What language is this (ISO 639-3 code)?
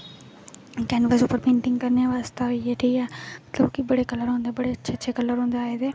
doi